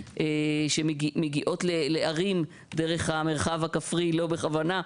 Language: Hebrew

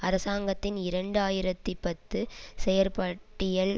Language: Tamil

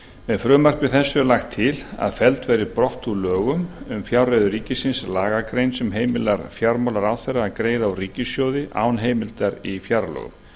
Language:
Icelandic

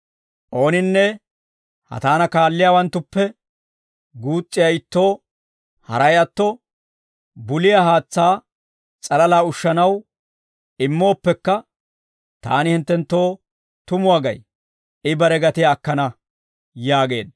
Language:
Dawro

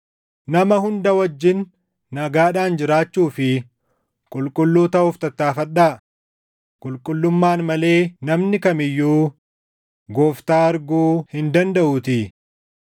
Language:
Oromo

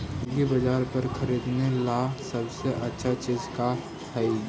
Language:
Magahi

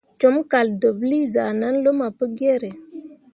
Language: Mundang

